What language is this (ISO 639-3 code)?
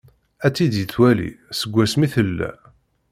kab